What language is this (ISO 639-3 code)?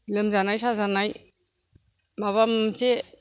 brx